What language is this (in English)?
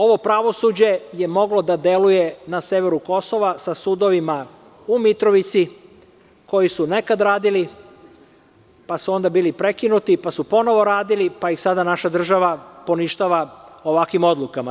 Serbian